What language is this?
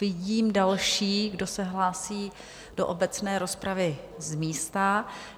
Czech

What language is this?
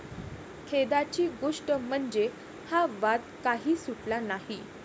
Marathi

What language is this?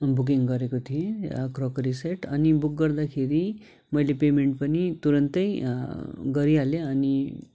Nepali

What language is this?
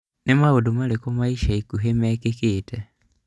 Kikuyu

